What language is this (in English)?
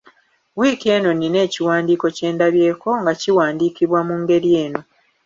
Ganda